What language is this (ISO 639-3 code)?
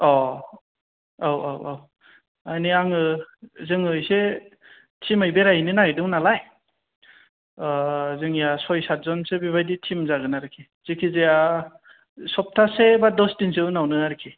brx